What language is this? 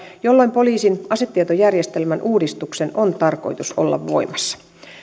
Finnish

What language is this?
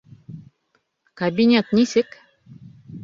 Bashkir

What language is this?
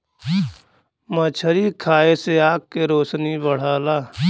Bhojpuri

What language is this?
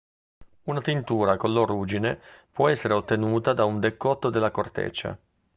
Italian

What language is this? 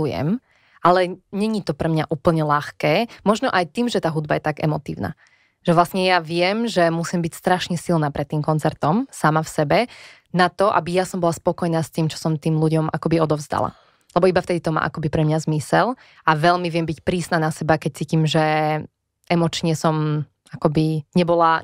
Slovak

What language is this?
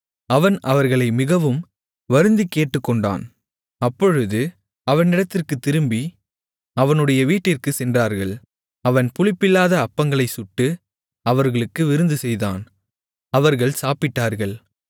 Tamil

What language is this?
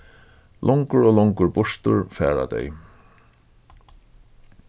Faroese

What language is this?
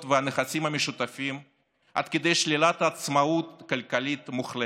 Hebrew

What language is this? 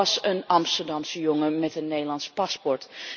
Dutch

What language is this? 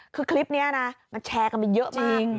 Thai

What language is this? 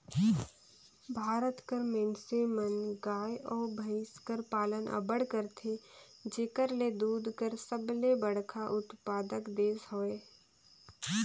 Chhattisgarhi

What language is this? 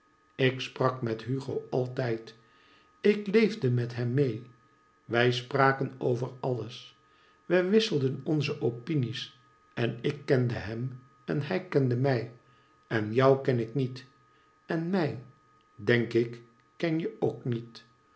Dutch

